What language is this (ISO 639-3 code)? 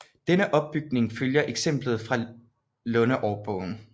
dan